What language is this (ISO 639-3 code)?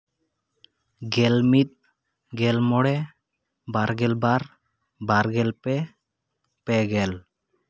sat